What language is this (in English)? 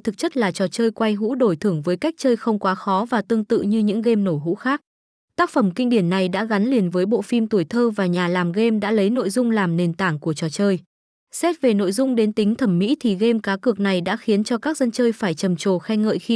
Vietnamese